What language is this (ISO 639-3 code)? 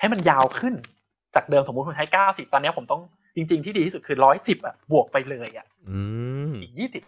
tha